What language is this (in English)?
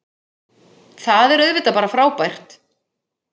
Icelandic